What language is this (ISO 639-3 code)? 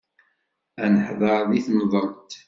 kab